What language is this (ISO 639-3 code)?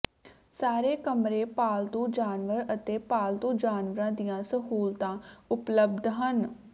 pan